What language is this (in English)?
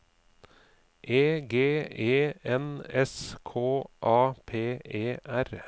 Norwegian